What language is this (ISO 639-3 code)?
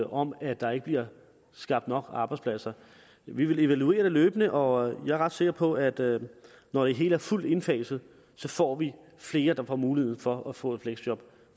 dan